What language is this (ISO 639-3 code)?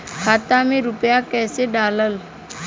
bho